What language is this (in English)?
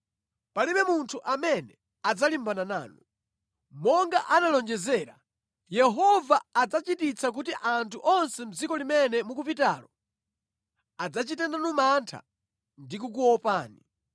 Nyanja